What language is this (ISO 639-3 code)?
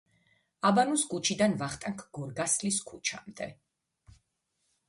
kat